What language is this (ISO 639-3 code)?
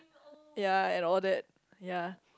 eng